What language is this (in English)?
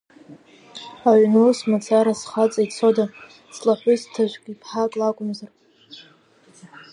Abkhazian